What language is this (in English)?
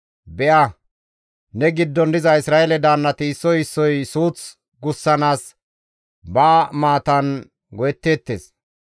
Gamo